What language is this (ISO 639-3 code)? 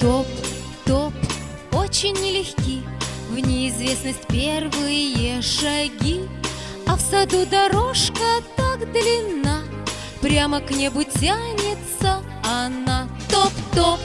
rus